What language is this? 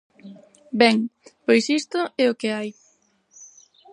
Galician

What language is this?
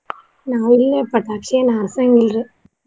Kannada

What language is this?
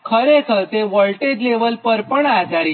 Gujarati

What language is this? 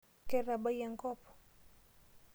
Masai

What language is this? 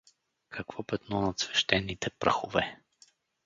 Bulgarian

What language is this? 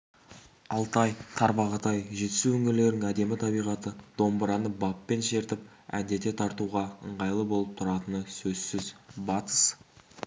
Kazakh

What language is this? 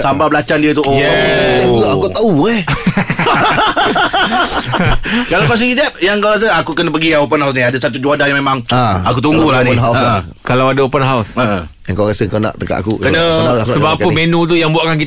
Malay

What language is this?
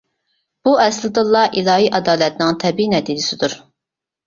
Uyghur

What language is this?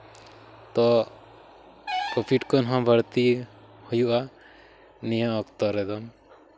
Santali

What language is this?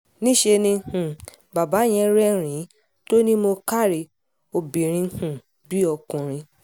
Yoruba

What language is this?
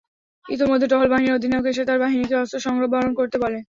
Bangla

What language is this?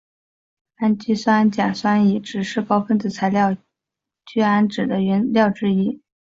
Chinese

